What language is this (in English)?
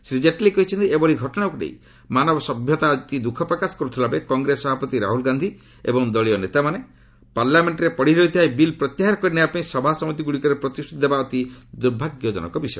Odia